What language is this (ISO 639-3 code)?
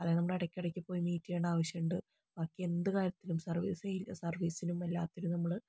mal